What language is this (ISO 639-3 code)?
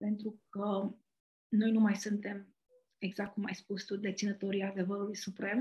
ron